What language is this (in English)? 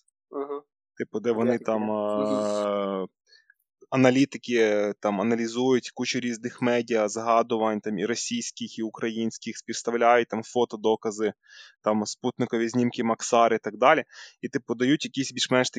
Ukrainian